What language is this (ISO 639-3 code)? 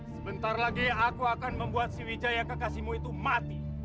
ind